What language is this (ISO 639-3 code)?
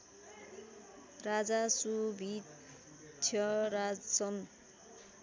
nep